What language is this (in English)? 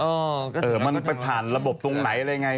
Thai